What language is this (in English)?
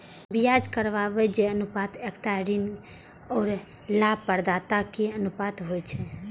Maithili